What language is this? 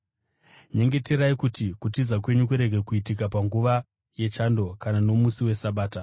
Shona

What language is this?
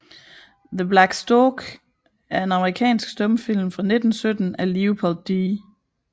Danish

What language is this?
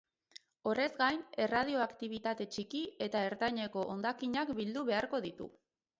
Basque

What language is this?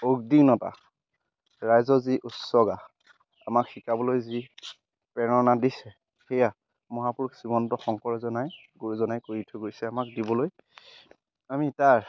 Assamese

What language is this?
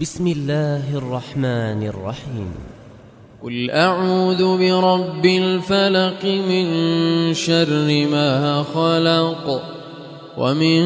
Arabic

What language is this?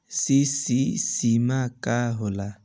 Bhojpuri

